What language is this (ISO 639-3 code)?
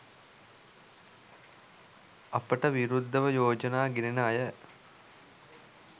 sin